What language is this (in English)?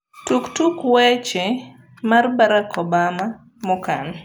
Luo (Kenya and Tanzania)